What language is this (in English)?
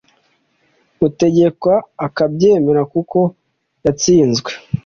Kinyarwanda